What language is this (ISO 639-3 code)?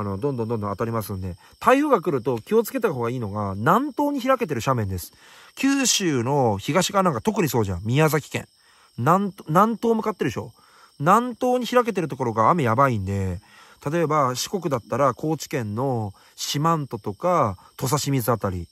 jpn